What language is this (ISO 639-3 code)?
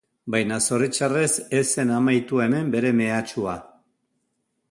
eus